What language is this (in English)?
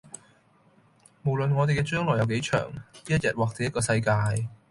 Cantonese